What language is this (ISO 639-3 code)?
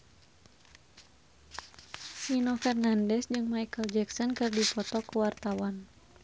sun